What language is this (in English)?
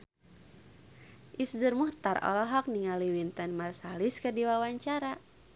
Sundanese